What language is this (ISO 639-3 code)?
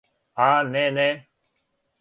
srp